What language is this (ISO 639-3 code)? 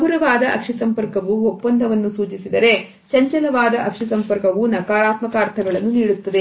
kan